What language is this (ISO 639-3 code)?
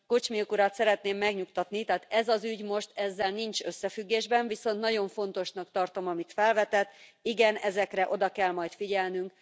hun